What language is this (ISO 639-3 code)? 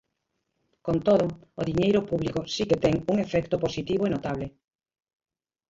glg